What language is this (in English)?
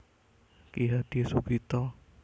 Javanese